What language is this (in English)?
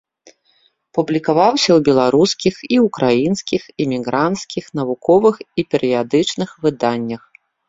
Belarusian